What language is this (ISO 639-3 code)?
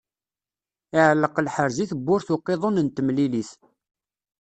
kab